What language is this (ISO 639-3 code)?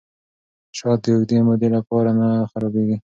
pus